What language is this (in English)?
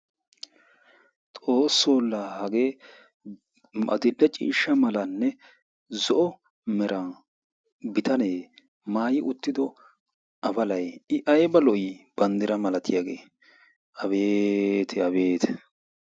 Wolaytta